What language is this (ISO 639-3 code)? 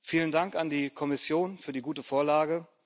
deu